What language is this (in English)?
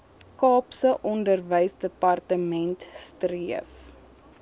Afrikaans